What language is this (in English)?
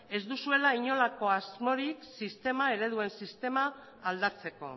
Basque